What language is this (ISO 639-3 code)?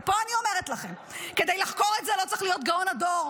heb